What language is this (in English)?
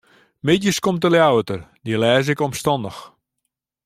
Western Frisian